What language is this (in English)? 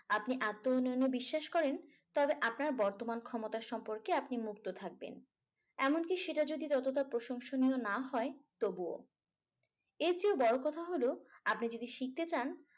Bangla